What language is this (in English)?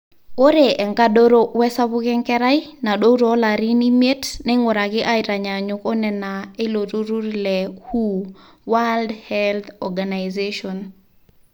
Masai